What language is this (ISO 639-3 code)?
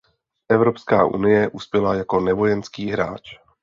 ces